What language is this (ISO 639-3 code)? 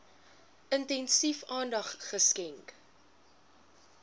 afr